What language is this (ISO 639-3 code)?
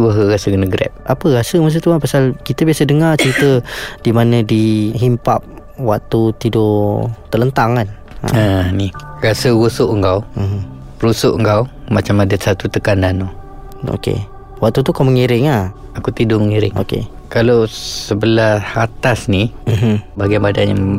msa